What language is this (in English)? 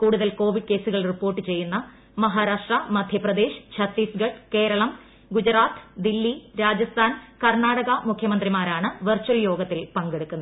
Malayalam